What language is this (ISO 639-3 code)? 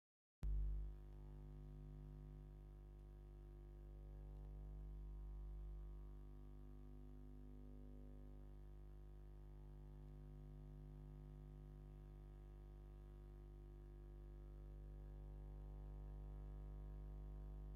tir